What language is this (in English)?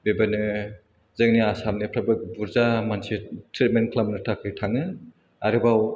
Bodo